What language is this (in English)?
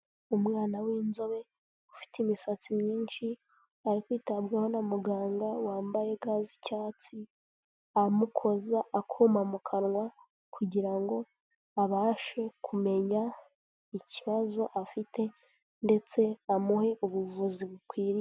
Kinyarwanda